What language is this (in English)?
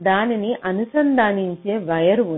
Telugu